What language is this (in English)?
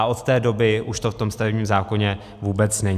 Czech